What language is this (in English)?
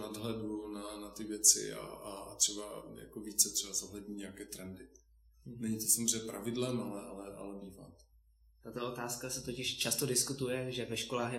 Czech